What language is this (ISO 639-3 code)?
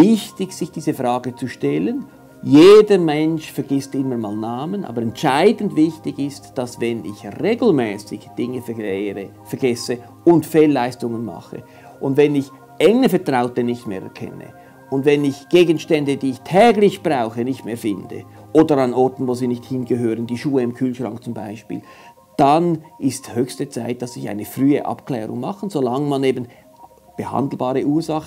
deu